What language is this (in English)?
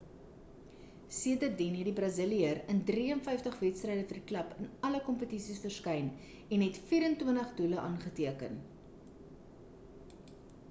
Afrikaans